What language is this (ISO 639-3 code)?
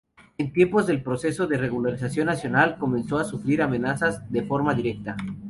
spa